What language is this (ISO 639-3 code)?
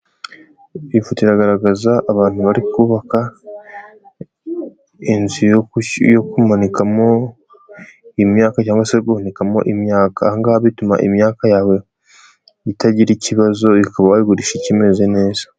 kin